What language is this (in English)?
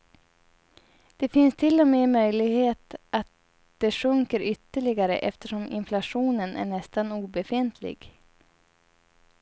Swedish